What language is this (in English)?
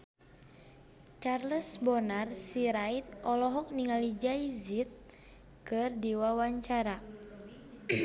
Sundanese